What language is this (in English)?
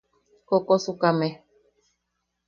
Yaqui